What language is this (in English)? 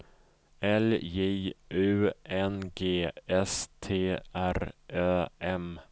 Swedish